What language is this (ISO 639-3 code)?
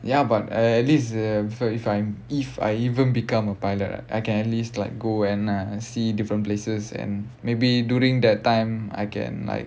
eng